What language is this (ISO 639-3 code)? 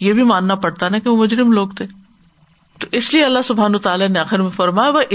urd